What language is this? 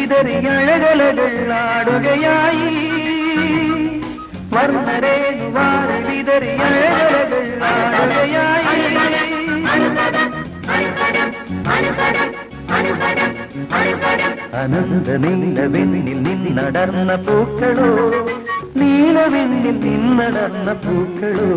Malayalam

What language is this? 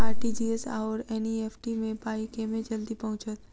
Maithili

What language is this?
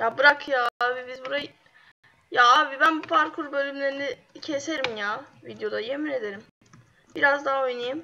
Turkish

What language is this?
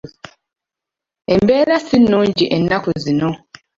Ganda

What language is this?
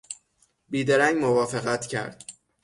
Persian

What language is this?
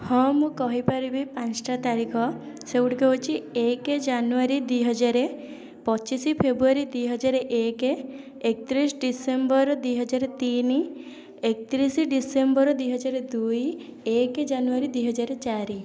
Odia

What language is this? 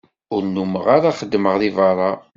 Kabyle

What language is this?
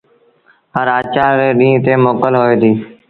Sindhi Bhil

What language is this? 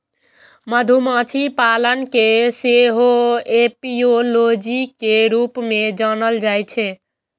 Maithili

